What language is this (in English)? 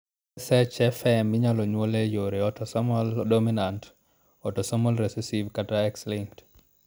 Luo (Kenya and Tanzania)